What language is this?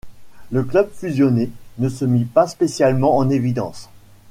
French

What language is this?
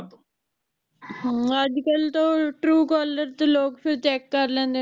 Punjabi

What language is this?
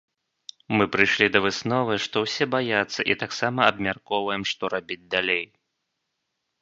Belarusian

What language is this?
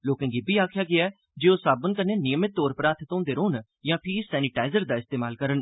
Dogri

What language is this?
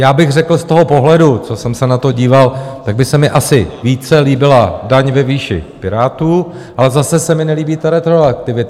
Czech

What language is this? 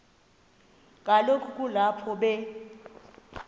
Xhosa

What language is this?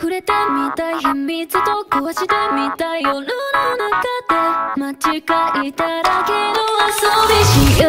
Japanese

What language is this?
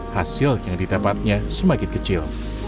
Indonesian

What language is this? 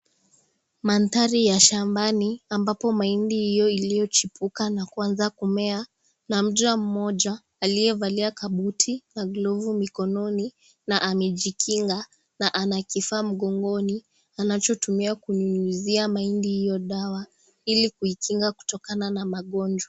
Swahili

